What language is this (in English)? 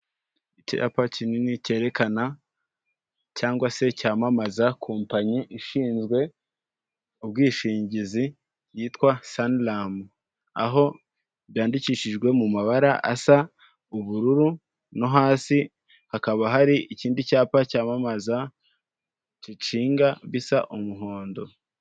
Kinyarwanda